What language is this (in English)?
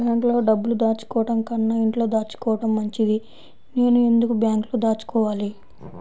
Telugu